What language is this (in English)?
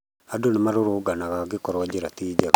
Kikuyu